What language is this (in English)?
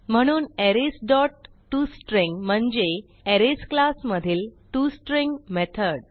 Marathi